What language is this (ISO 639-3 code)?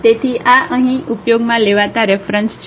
guj